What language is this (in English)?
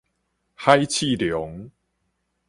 Min Nan Chinese